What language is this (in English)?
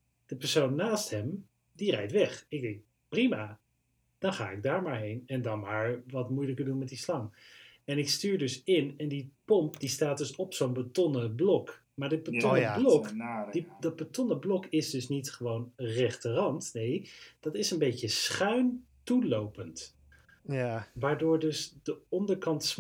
Dutch